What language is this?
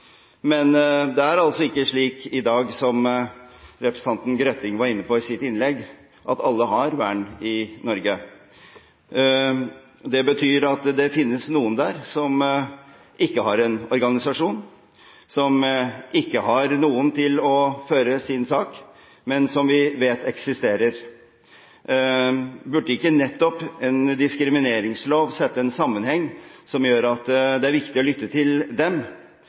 Norwegian Bokmål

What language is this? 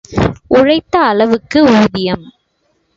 Tamil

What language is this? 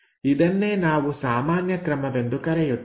Kannada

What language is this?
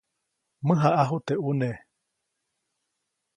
Copainalá Zoque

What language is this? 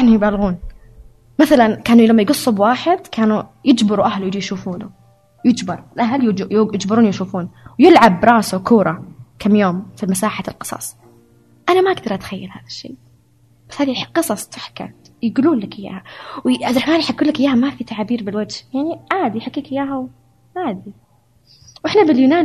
Arabic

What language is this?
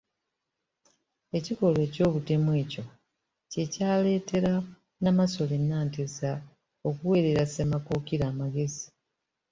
Ganda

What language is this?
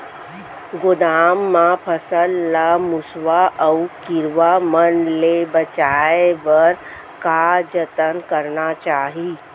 Chhattisgarhi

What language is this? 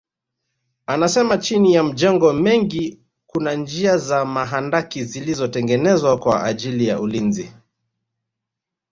Swahili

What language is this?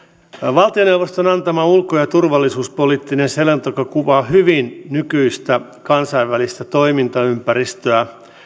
Finnish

